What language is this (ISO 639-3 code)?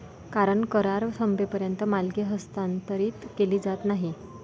mar